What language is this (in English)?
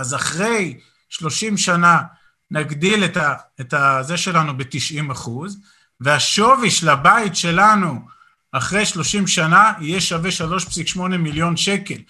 Hebrew